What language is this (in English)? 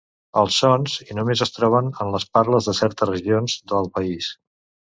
Catalan